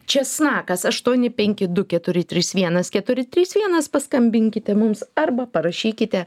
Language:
Lithuanian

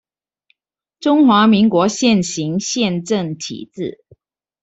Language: Chinese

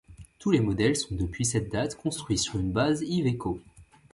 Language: French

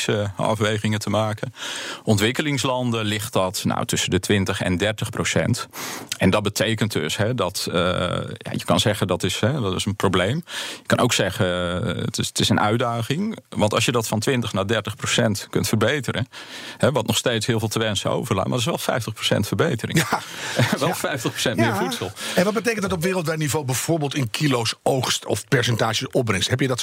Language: Dutch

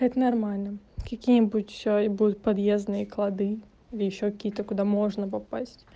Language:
Russian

